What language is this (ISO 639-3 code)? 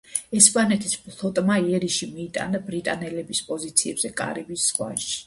kat